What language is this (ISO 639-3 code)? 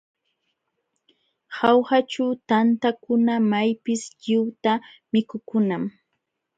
qxw